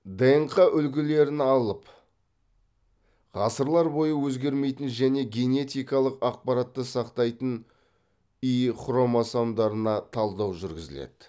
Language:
Kazakh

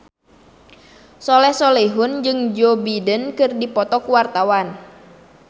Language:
Sundanese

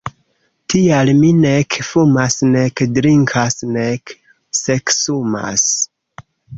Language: Esperanto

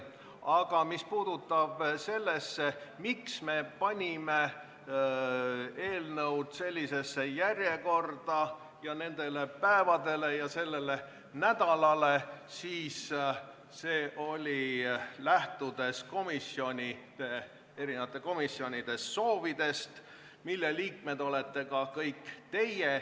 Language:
Estonian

